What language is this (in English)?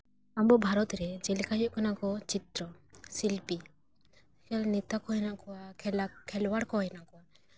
Santali